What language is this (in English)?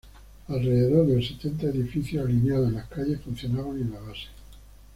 Spanish